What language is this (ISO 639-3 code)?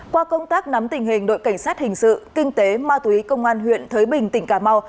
vie